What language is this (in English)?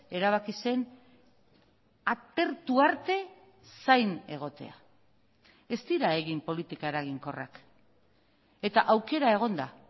Basque